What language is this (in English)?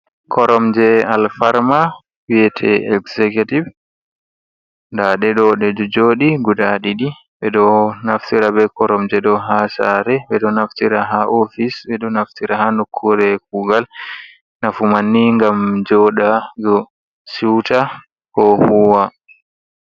Fula